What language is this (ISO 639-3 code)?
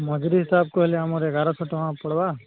ori